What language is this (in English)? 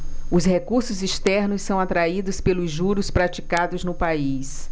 Portuguese